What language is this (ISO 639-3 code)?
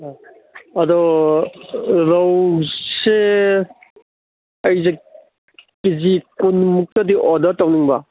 mni